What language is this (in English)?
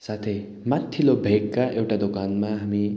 Nepali